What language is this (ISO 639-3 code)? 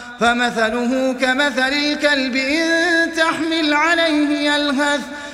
ara